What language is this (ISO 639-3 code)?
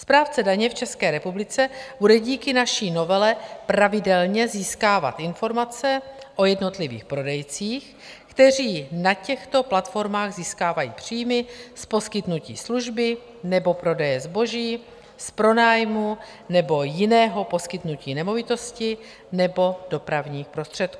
ces